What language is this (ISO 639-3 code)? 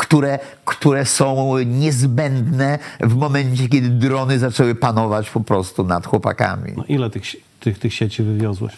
pol